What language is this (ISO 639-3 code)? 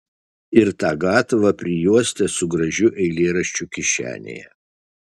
lit